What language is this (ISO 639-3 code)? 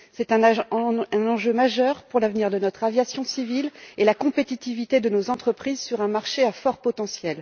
fra